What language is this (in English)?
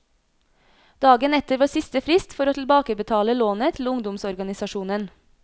Norwegian